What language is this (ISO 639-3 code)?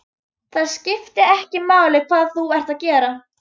isl